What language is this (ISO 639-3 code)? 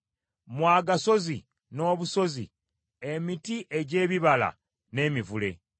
lug